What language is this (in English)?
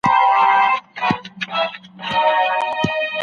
Pashto